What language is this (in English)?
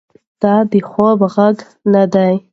Pashto